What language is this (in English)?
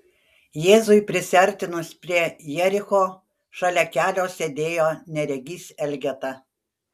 Lithuanian